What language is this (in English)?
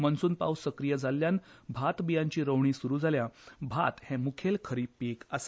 Konkani